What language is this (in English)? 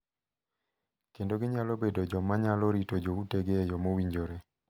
Luo (Kenya and Tanzania)